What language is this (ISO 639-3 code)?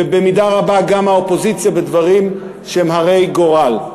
heb